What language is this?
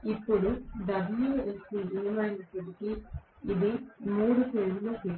Telugu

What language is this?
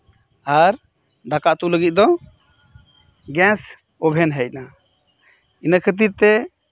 Santali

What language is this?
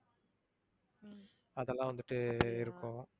Tamil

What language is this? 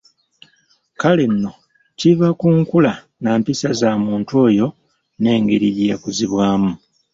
Ganda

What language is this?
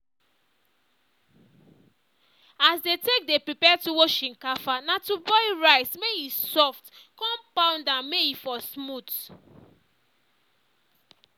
Nigerian Pidgin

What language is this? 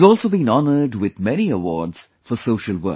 English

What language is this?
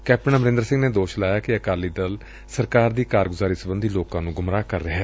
Punjabi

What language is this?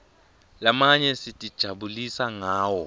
Swati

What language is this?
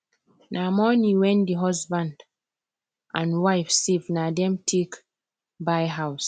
Nigerian Pidgin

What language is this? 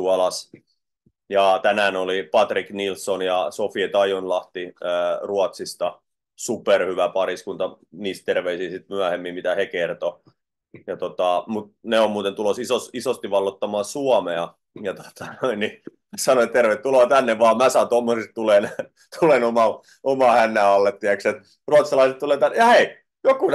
Finnish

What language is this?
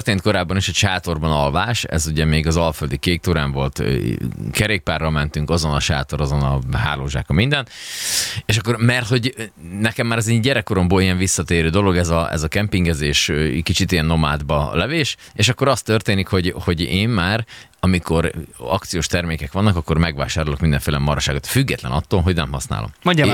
Hungarian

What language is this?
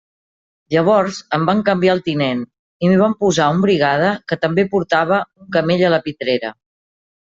Catalan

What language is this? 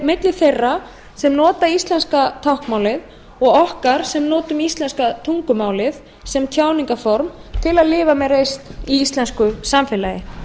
Icelandic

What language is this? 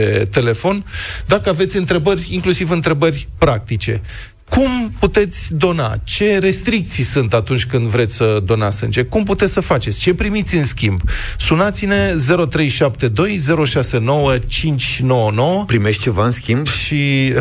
Romanian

